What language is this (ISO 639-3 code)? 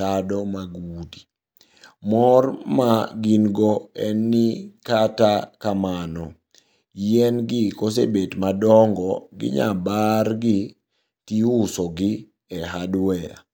luo